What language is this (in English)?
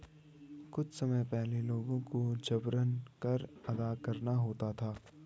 Hindi